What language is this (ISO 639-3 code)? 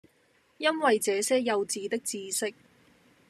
yue